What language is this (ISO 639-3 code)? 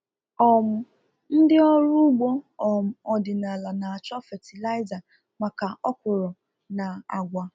ibo